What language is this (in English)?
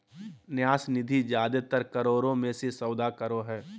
Magahi